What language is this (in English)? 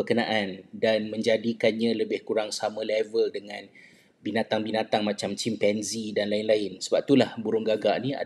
Malay